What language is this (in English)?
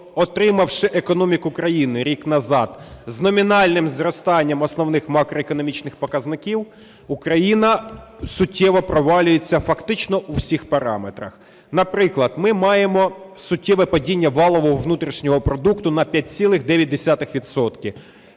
Ukrainian